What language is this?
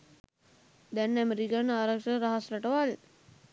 Sinhala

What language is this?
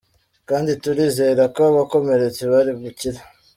Kinyarwanda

